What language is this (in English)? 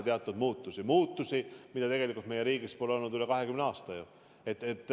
Estonian